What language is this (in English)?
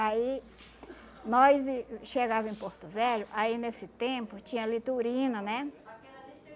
Portuguese